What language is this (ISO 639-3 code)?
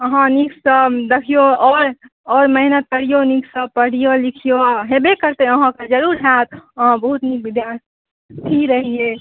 mai